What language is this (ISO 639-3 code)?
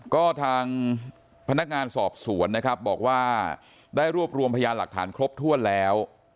tha